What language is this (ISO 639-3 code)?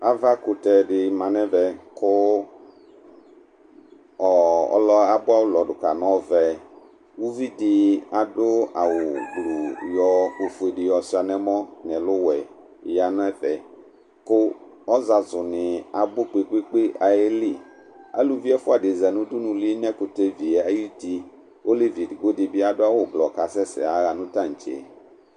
kpo